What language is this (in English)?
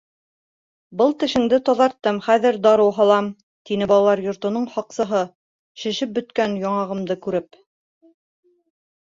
Bashkir